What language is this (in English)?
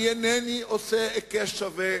Hebrew